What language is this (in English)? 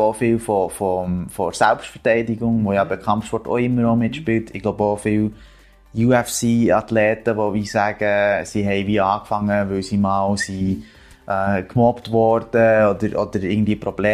German